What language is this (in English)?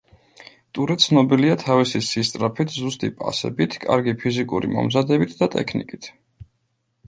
Georgian